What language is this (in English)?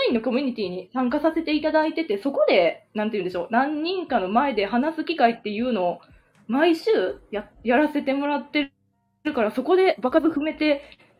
Japanese